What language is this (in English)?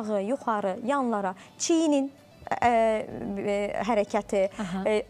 Turkish